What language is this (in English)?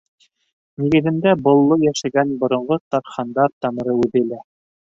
Bashkir